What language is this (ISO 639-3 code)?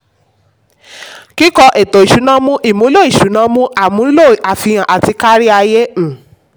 yor